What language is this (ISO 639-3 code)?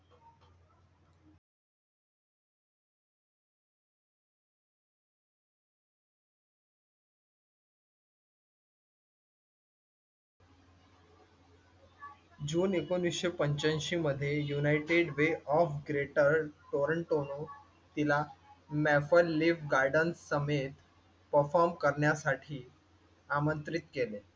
mar